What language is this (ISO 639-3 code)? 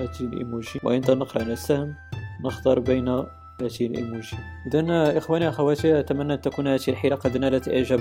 ara